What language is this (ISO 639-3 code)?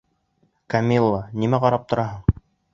bak